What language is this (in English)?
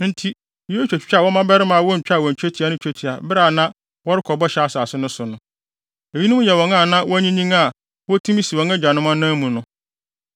Akan